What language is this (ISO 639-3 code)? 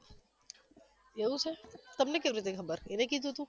guj